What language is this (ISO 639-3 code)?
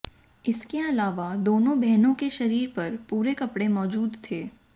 hin